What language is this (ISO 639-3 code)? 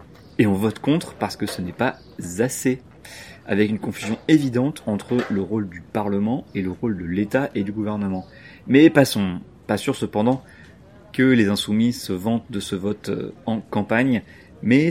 fra